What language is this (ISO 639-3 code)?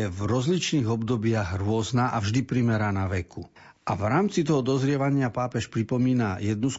slk